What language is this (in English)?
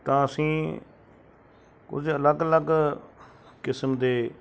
Punjabi